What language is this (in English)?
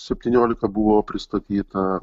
Lithuanian